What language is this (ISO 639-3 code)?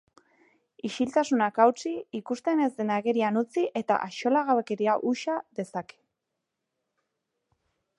eus